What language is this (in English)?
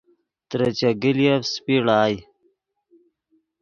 Yidgha